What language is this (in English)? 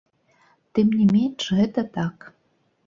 Belarusian